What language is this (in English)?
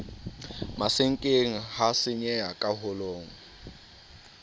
Southern Sotho